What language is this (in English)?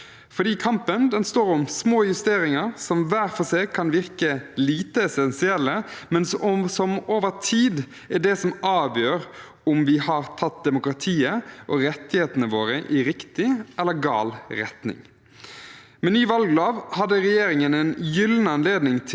Norwegian